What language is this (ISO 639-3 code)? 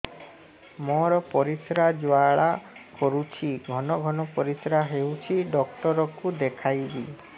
ori